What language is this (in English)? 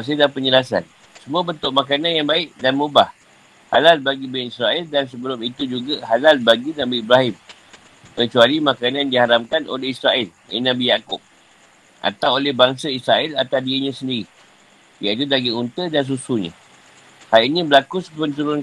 Malay